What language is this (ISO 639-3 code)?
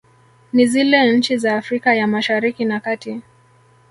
swa